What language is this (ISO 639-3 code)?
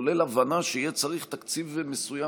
heb